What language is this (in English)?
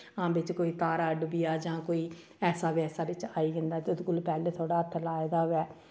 Dogri